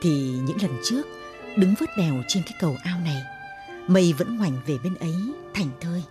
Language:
Vietnamese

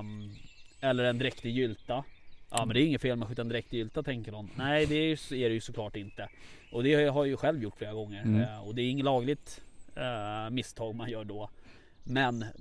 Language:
Swedish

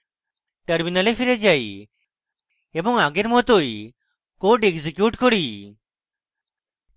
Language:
Bangla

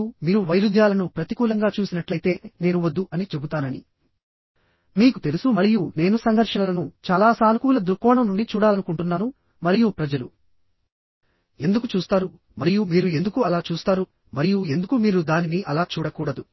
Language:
Telugu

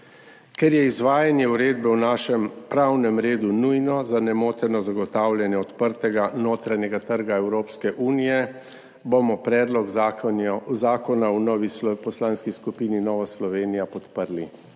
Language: Slovenian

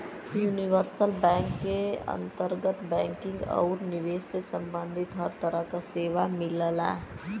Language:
Bhojpuri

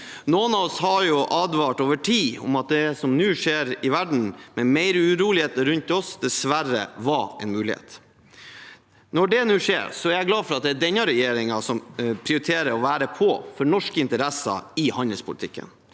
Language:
Norwegian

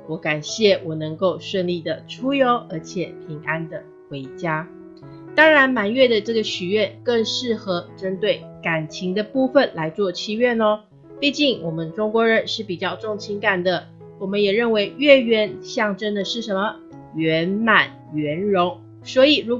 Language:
Chinese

